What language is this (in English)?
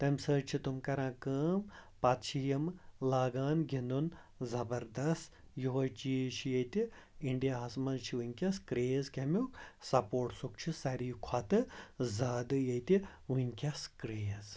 Kashmiri